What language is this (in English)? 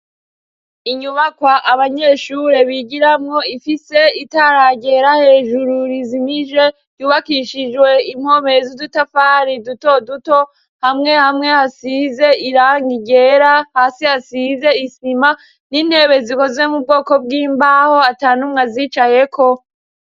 Rundi